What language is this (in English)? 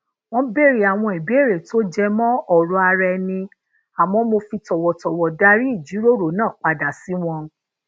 Yoruba